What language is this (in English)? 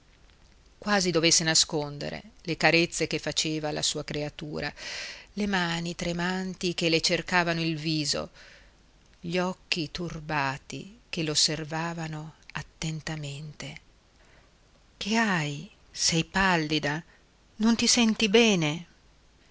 Italian